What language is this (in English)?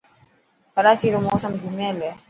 Dhatki